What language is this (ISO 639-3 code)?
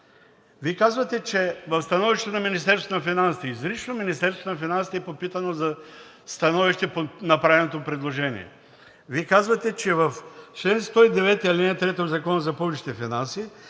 bul